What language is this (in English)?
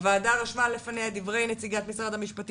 Hebrew